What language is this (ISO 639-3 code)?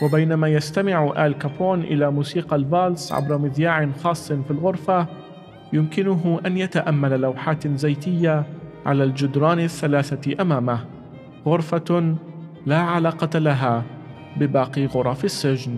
ara